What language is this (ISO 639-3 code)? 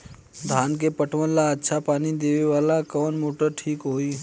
bho